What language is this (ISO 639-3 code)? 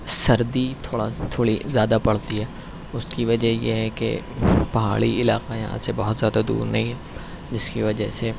urd